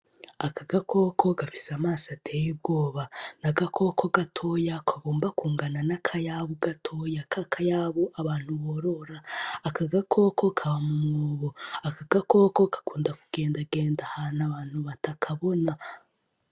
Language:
Rundi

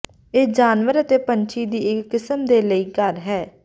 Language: Punjabi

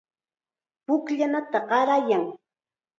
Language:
Chiquián Ancash Quechua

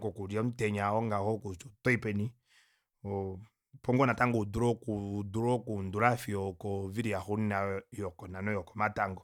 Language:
Kuanyama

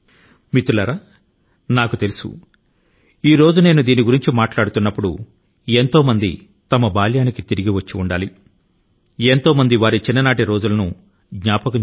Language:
Telugu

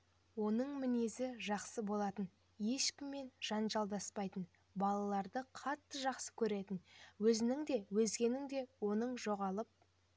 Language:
Kazakh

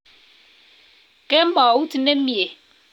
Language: Kalenjin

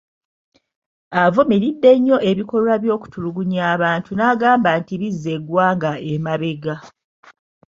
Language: Ganda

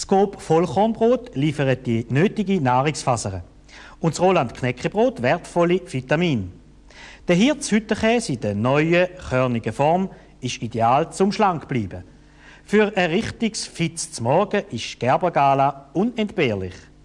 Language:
German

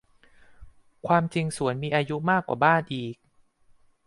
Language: Thai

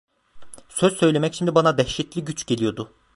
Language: Turkish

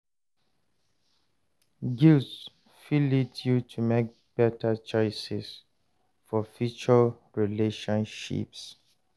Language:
Nigerian Pidgin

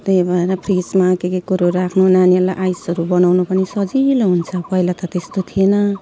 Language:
Nepali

